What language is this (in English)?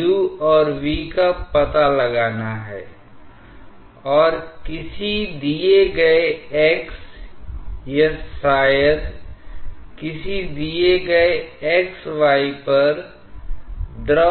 Hindi